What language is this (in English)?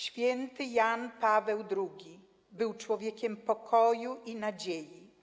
Polish